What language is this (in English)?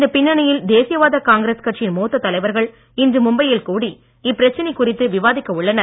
Tamil